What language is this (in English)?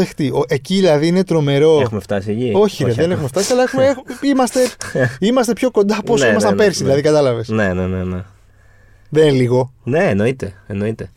Greek